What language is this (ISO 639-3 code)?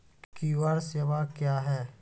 mai